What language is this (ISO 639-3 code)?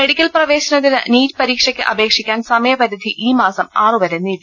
mal